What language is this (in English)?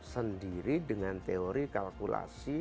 Indonesian